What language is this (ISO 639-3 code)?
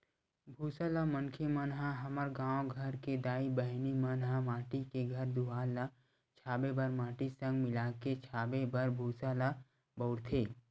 hne